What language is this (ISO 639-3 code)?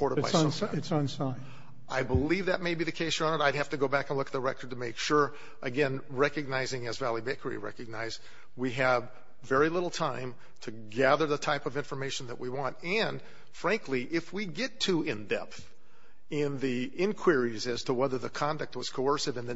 eng